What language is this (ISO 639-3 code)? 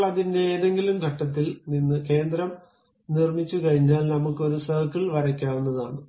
mal